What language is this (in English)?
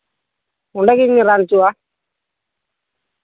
Santali